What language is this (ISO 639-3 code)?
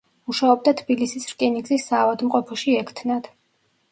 kat